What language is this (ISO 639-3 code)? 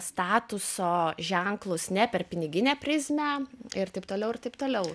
lit